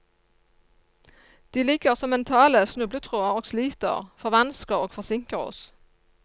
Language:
Norwegian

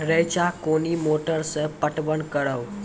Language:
Maithili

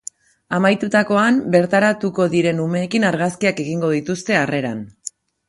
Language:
Basque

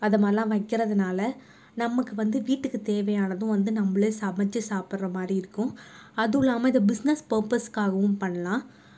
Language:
Tamil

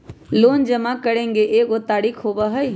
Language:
Magahi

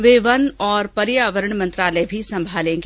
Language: Hindi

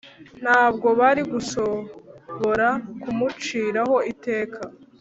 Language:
Kinyarwanda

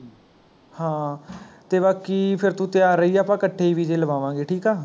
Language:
Punjabi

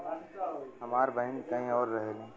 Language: Bhojpuri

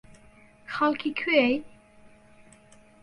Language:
Central Kurdish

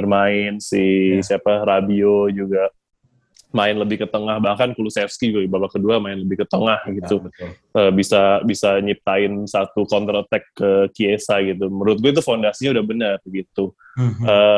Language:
Indonesian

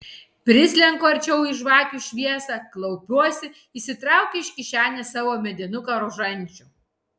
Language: Lithuanian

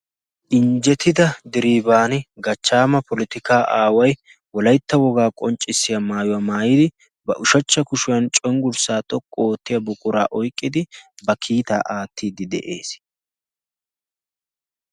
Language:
Wolaytta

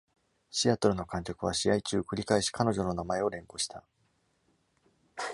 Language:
Japanese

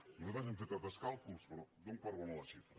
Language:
Catalan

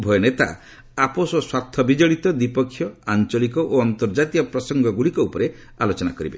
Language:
Odia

